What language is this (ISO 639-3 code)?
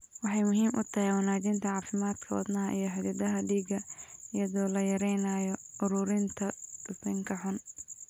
som